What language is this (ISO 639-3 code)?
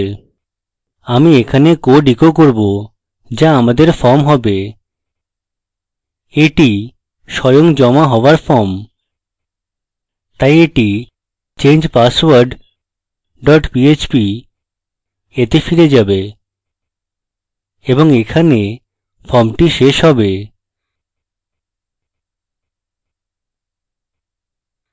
ben